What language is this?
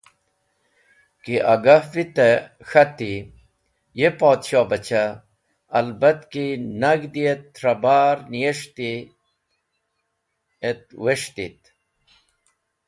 Wakhi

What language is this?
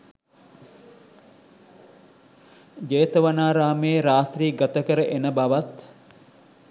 Sinhala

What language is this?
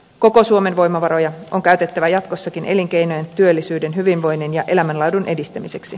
Finnish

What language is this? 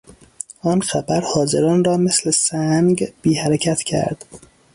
Persian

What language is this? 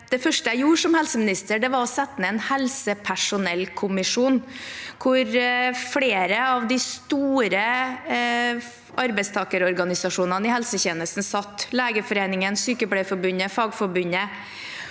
Norwegian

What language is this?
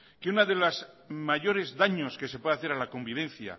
Spanish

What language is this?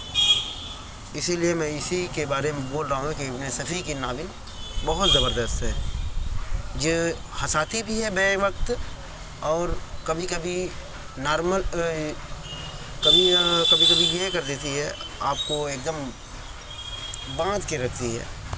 Urdu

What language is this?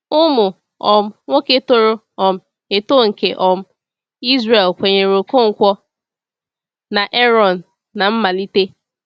Igbo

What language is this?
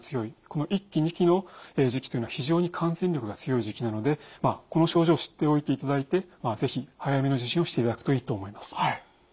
Japanese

